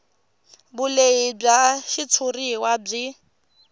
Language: Tsonga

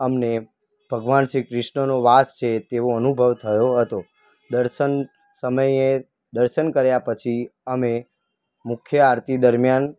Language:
Gujarati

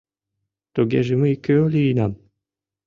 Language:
Mari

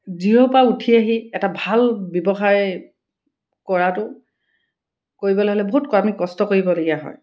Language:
Assamese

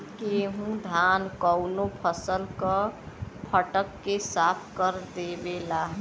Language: Bhojpuri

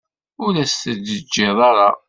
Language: Kabyle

